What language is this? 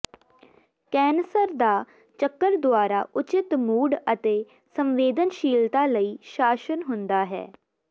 Punjabi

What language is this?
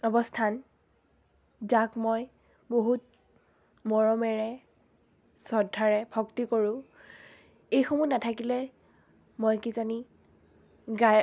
Assamese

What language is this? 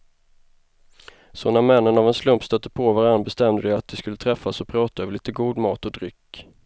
Swedish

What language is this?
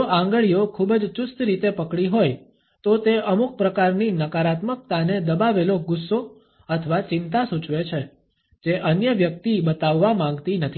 Gujarati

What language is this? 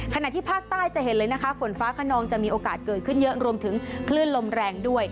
Thai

